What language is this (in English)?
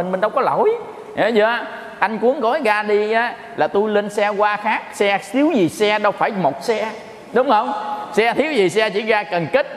Vietnamese